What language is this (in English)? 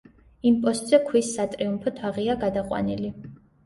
Georgian